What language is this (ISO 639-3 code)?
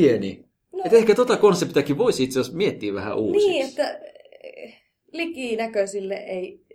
fin